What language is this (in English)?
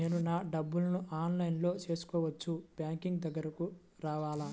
Telugu